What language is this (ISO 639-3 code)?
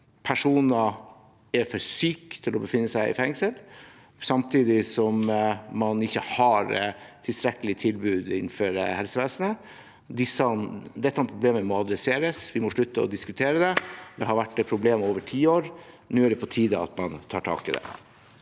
nor